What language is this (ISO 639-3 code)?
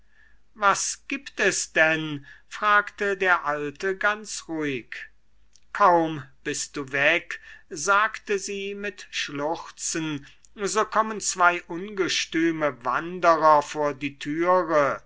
deu